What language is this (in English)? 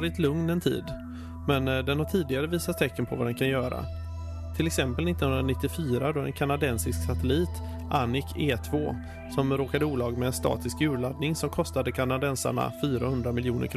Swedish